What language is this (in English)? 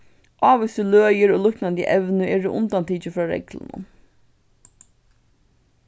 Faroese